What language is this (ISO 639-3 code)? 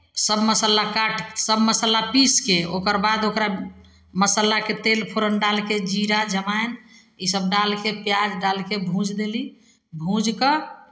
mai